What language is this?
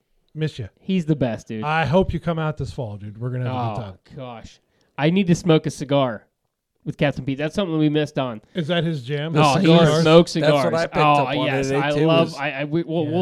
English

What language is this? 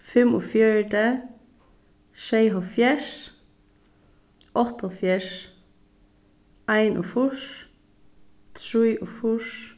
Faroese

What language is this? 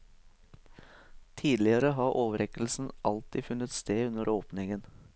Norwegian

